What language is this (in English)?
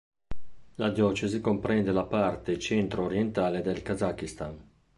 Italian